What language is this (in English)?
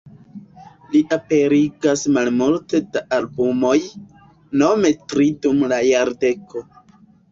Esperanto